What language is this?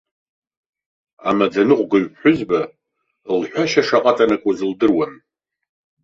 Abkhazian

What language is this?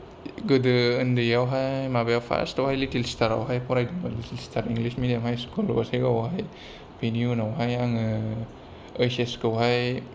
Bodo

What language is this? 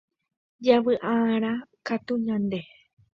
Guarani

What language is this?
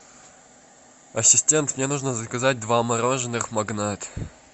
Russian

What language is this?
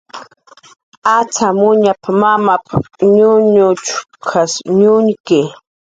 Jaqaru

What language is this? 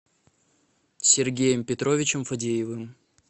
Russian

